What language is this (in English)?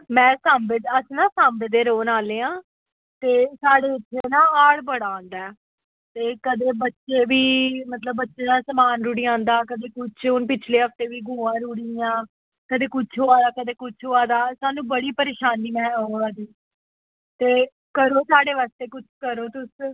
Dogri